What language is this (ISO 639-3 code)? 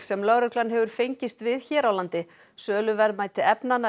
isl